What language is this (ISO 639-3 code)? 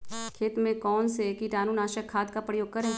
mag